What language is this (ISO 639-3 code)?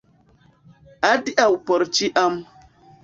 epo